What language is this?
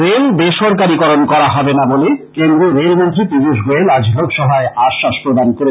Bangla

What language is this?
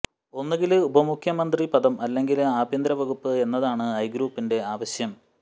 Malayalam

